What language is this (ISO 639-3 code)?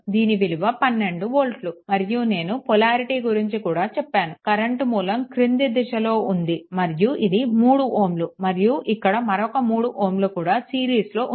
tel